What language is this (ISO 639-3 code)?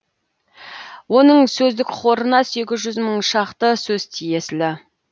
kaz